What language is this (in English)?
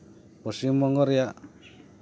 Santali